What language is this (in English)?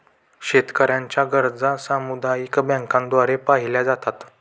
Marathi